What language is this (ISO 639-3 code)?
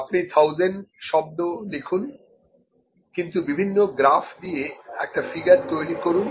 ben